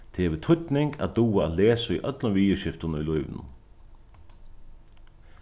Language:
Faroese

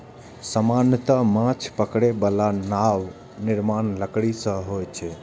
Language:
Maithili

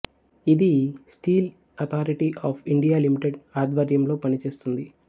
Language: Telugu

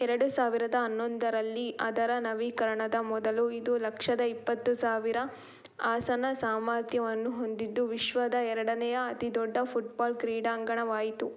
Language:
Kannada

